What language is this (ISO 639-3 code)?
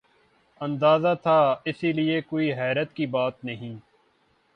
urd